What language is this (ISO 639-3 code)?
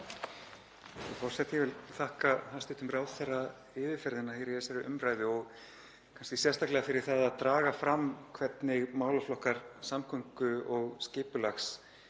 isl